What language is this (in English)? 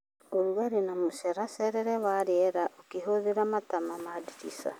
Kikuyu